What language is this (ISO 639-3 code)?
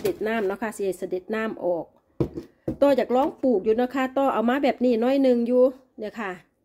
tha